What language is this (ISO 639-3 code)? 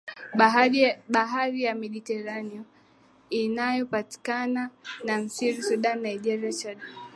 swa